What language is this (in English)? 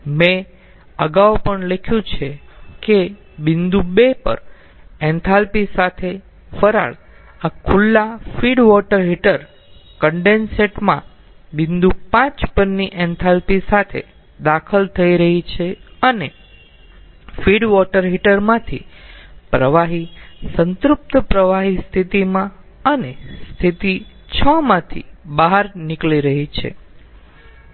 Gujarati